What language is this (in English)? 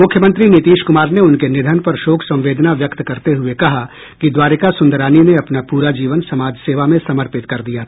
Hindi